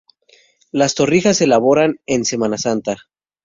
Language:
Spanish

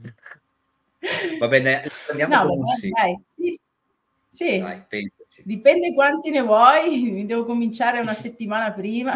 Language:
Italian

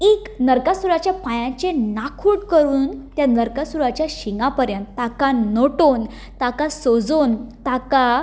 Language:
Konkani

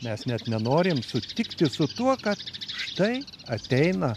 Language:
Lithuanian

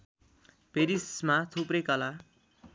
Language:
Nepali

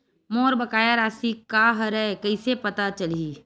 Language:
Chhattisgarhi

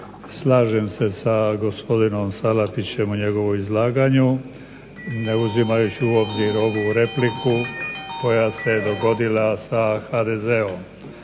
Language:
Croatian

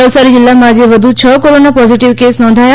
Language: Gujarati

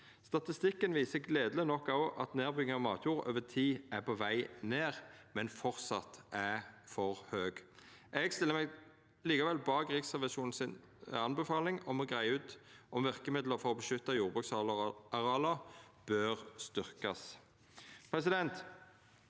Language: Norwegian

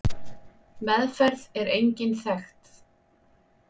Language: Icelandic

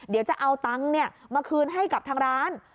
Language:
Thai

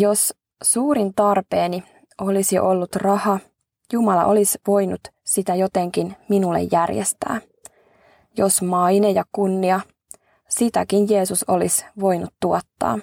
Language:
Finnish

